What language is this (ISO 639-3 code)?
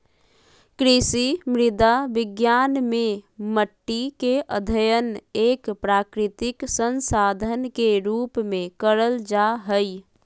mag